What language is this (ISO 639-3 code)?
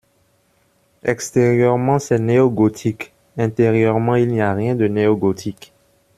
fra